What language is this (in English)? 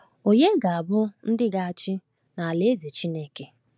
Igbo